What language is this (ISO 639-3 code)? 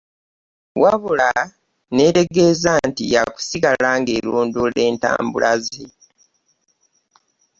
lug